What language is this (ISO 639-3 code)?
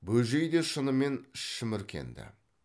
kaz